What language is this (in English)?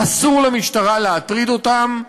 Hebrew